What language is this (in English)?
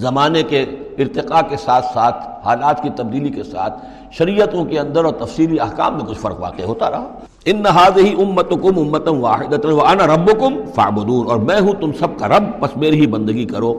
Urdu